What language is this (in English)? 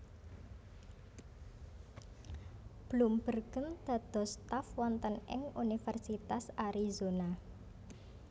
Javanese